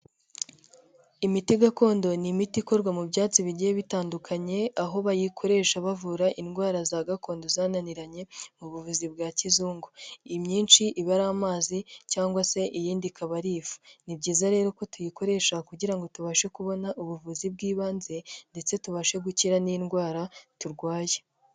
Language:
Kinyarwanda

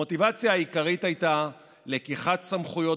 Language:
Hebrew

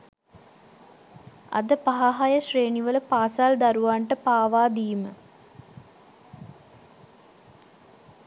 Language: Sinhala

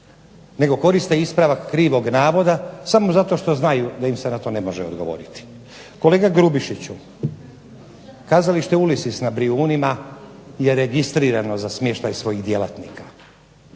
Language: Croatian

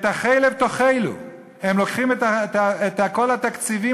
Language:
Hebrew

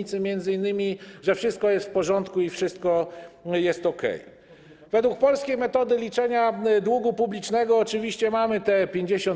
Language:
Polish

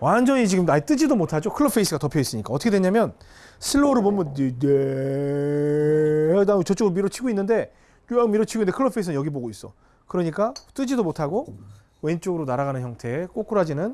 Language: Korean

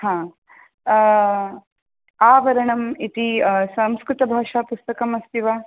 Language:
Sanskrit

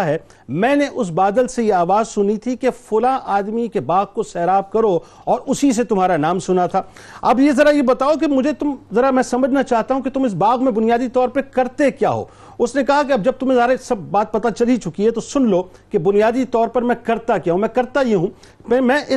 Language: Urdu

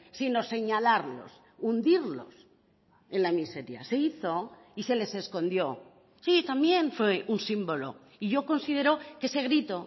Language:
Spanish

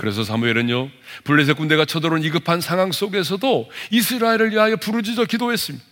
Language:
Korean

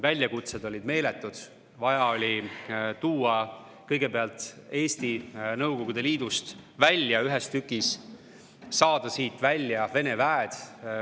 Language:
Estonian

